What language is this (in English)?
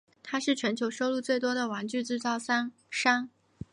Chinese